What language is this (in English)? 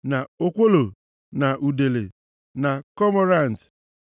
Igbo